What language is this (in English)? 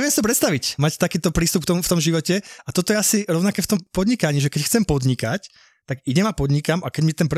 Slovak